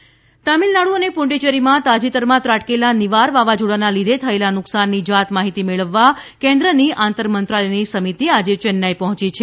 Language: Gujarati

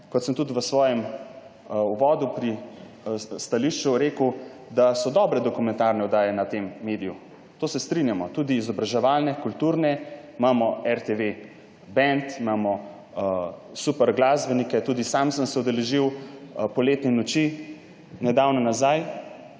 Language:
Slovenian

